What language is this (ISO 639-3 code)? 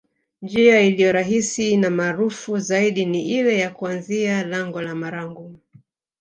swa